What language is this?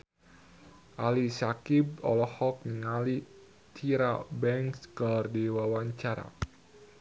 Sundanese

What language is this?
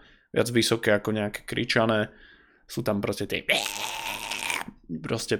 Slovak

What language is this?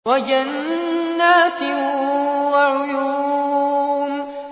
Arabic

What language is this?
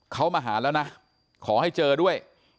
Thai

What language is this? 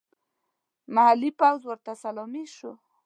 Pashto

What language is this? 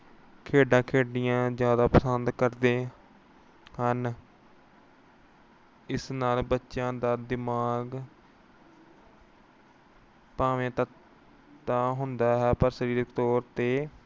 Punjabi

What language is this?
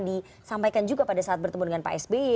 Indonesian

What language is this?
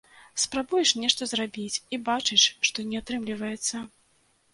Belarusian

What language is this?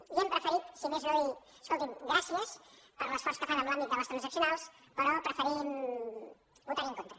Catalan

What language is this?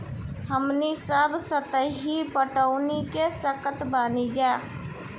Bhojpuri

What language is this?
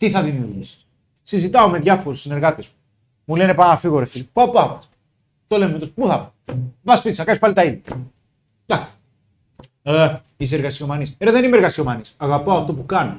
Greek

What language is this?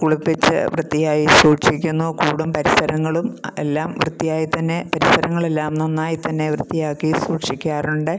Malayalam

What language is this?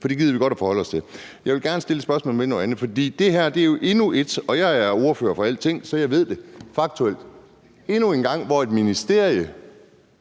Danish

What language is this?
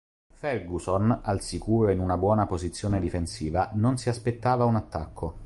Italian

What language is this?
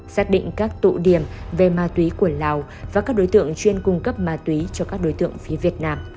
Vietnamese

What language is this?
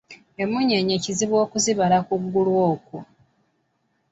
Ganda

